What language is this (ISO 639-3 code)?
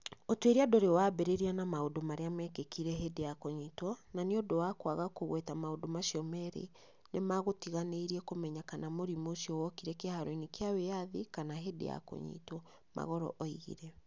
kik